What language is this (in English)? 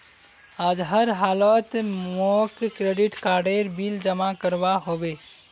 Magahi